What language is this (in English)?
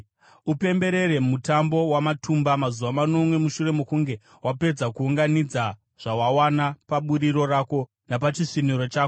Shona